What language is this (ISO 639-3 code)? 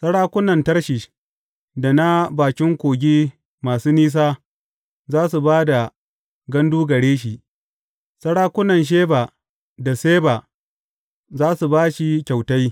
hau